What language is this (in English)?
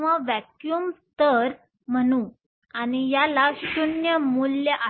Marathi